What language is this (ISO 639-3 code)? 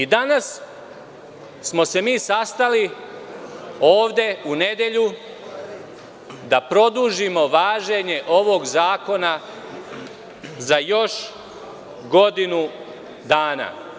srp